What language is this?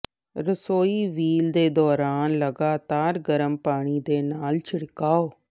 Punjabi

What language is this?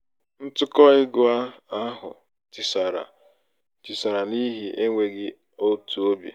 Igbo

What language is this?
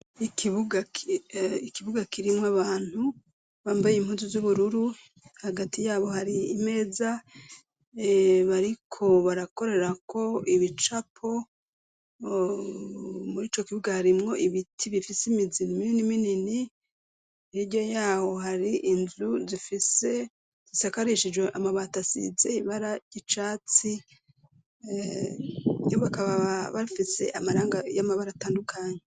Rundi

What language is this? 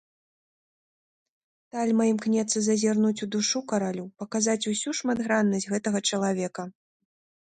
Belarusian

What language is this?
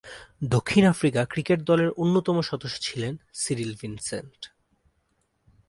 Bangla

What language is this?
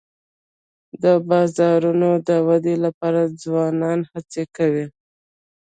Pashto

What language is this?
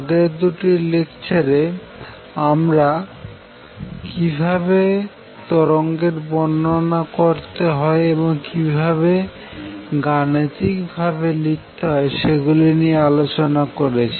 Bangla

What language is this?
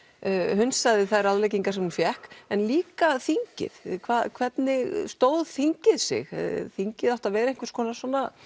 Icelandic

